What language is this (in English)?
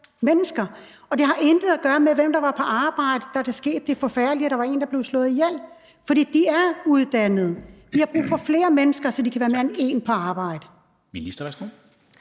Danish